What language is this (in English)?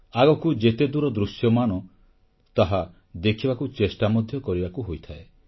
Odia